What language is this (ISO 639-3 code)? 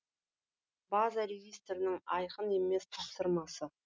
kaz